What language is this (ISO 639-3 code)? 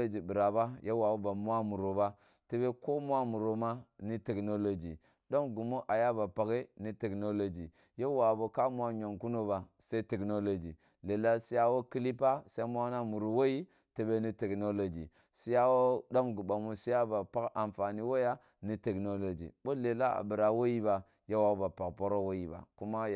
bbu